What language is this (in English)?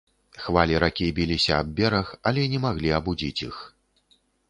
Belarusian